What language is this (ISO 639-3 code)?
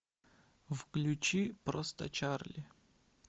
rus